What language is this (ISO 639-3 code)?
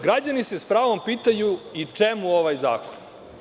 srp